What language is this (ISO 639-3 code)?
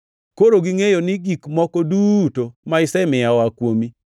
luo